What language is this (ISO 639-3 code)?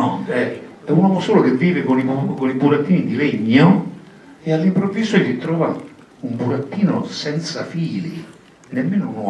ita